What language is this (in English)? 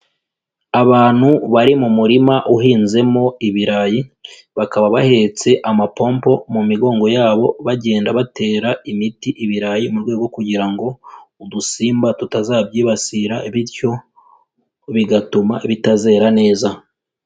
Kinyarwanda